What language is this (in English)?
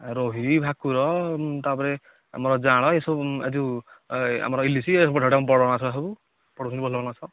Odia